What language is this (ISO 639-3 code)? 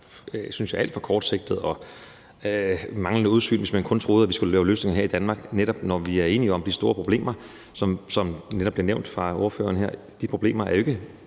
dan